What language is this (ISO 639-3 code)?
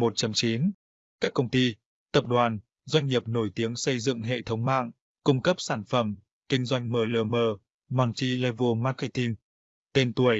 vie